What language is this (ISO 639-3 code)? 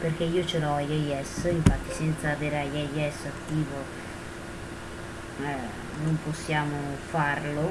ita